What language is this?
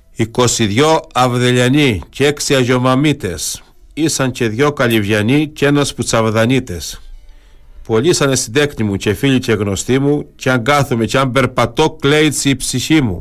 Greek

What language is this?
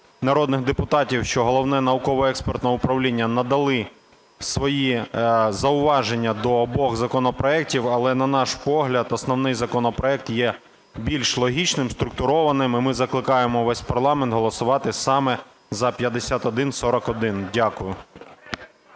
Ukrainian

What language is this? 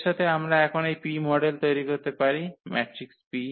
Bangla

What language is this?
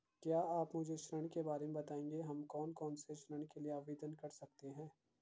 Hindi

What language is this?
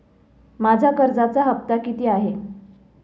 Marathi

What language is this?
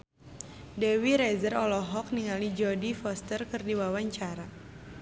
Sundanese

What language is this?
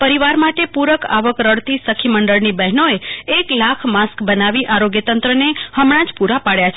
Gujarati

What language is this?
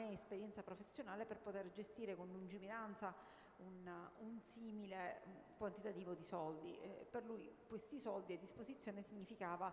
Italian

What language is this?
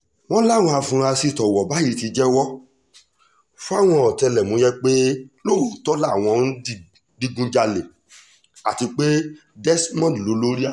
Yoruba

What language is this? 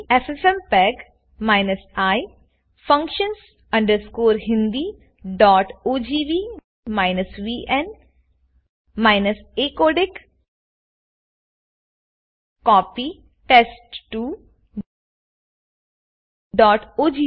Gujarati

